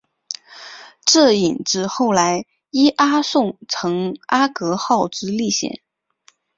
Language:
Chinese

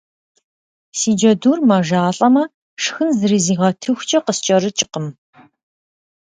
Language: Kabardian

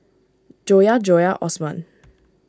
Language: English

